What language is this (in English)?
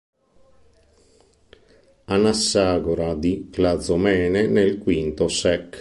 Italian